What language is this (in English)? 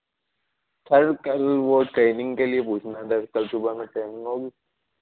Urdu